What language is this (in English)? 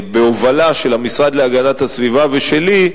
Hebrew